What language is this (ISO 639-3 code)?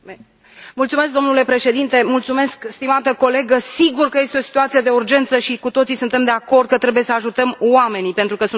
ron